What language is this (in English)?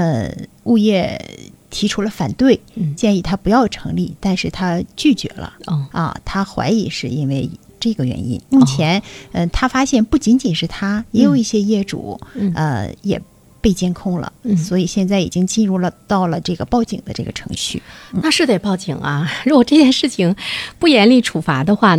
Chinese